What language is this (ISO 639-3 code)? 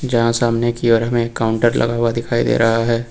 hin